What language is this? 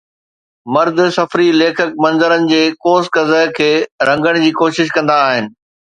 Sindhi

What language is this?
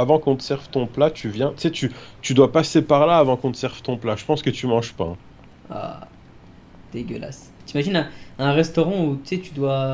French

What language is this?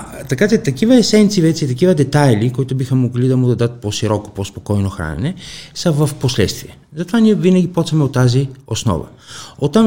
Bulgarian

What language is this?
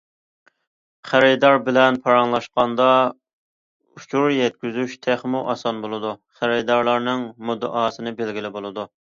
Uyghur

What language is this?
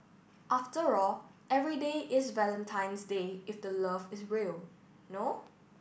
English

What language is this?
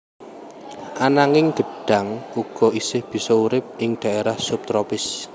Javanese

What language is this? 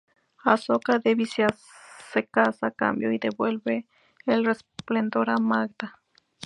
Spanish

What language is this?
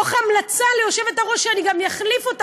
Hebrew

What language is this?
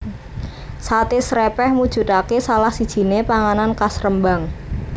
Javanese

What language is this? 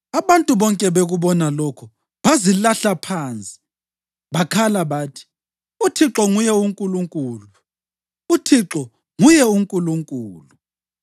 North Ndebele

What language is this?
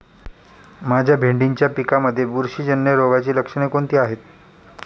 Marathi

